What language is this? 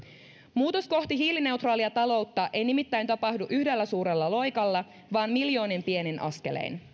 Finnish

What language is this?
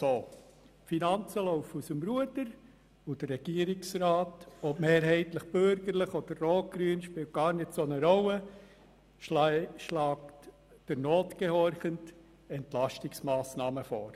Swiss German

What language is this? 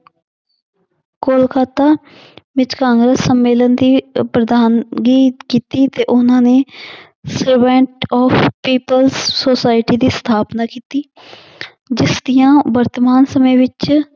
Punjabi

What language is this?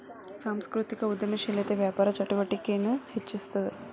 Kannada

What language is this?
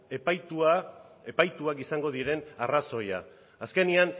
Basque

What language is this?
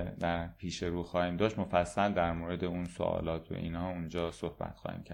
Persian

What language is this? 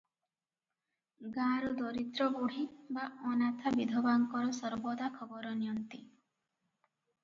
Odia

